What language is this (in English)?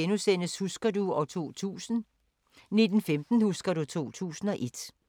Danish